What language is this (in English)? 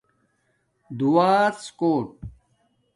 Domaaki